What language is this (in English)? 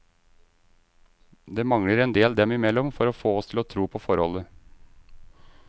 Norwegian